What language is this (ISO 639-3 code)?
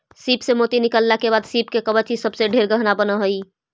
mag